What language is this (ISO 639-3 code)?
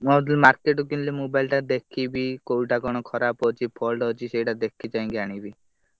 ori